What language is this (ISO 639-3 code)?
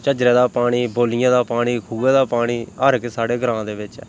doi